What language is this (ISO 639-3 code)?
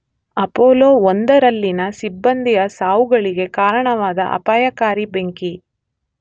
kan